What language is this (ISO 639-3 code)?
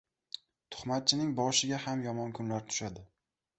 uzb